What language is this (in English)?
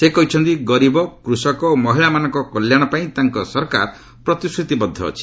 Odia